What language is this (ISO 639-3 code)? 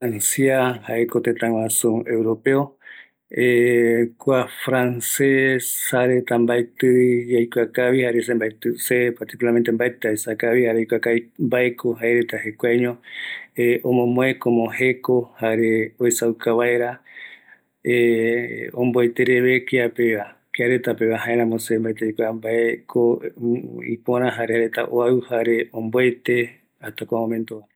gui